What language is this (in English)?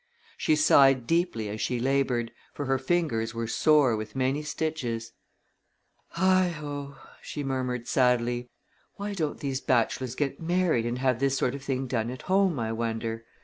English